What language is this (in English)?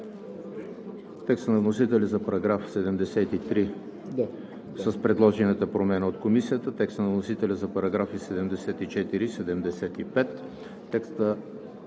Bulgarian